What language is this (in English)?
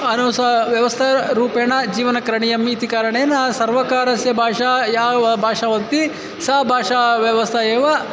Sanskrit